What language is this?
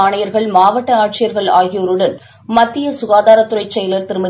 Tamil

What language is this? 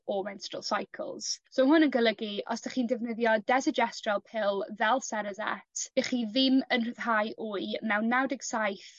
Welsh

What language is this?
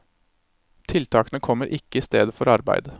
Norwegian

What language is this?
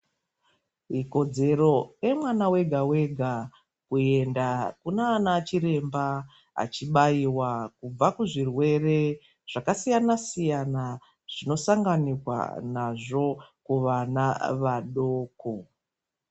Ndau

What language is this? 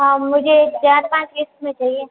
Hindi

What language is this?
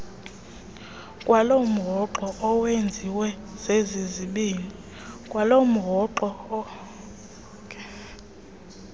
Xhosa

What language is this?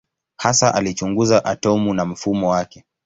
Swahili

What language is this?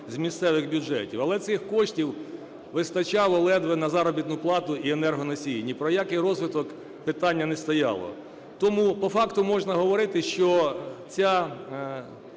Ukrainian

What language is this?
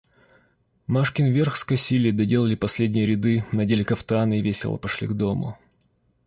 Russian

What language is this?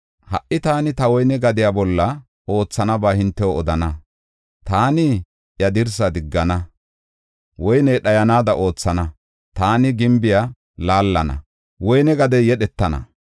Gofa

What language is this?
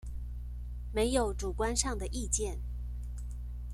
Chinese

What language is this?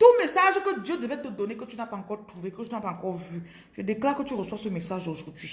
French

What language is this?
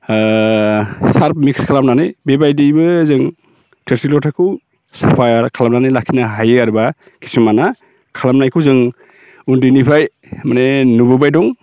Bodo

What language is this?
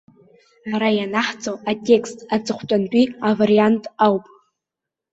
Abkhazian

